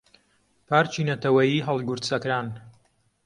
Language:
Central Kurdish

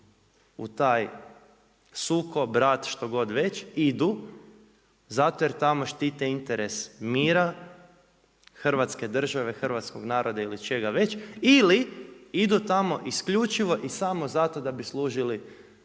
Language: Croatian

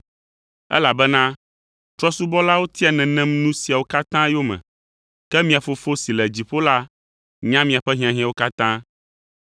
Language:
Ewe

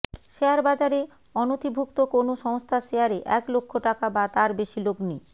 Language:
Bangla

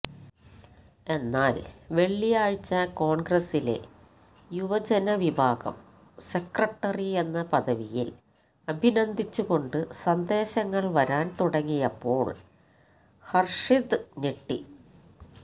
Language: Malayalam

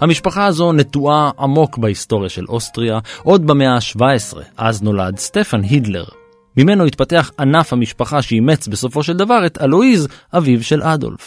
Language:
Hebrew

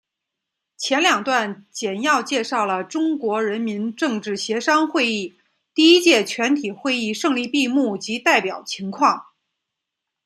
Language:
Chinese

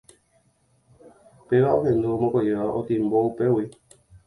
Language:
Guarani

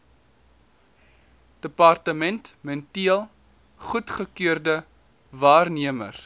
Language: Afrikaans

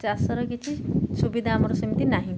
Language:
Odia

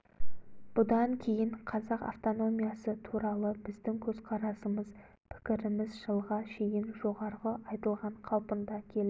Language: Kazakh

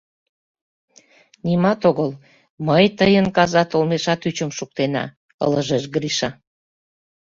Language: Mari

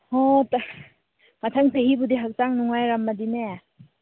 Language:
Manipuri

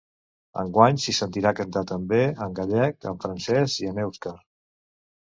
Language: Catalan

